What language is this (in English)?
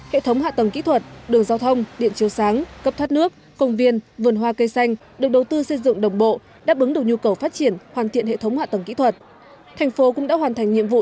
Vietnamese